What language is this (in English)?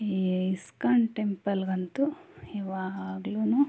Kannada